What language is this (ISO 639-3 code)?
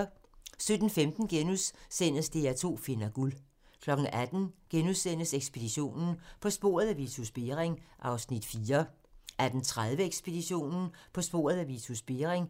dan